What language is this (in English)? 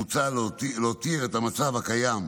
Hebrew